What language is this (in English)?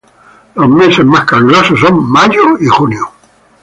Spanish